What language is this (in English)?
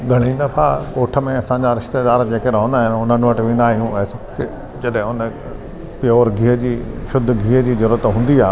Sindhi